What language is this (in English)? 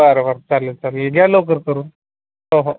Marathi